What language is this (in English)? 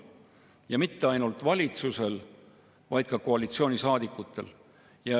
Estonian